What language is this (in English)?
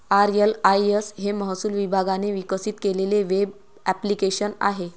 Marathi